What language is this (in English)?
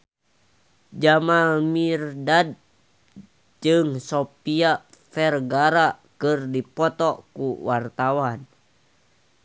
Sundanese